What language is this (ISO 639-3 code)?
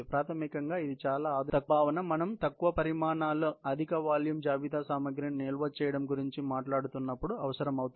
tel